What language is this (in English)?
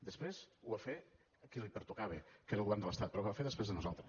Catalan